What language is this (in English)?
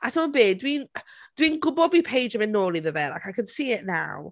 Welsh